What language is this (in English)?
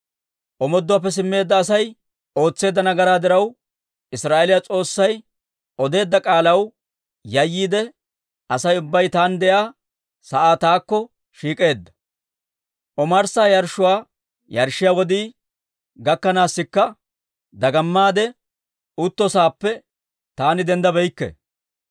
Dawro